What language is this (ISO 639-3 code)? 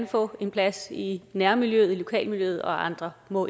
dan